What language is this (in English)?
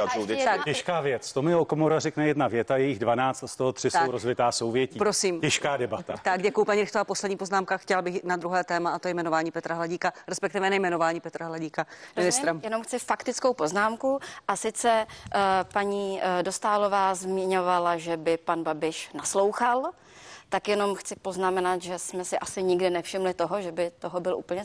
Czech